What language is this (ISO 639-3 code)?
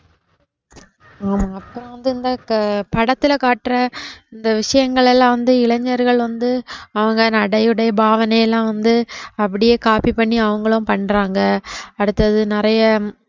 tam